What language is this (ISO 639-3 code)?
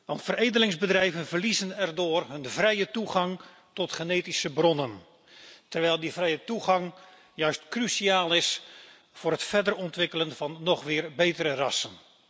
nld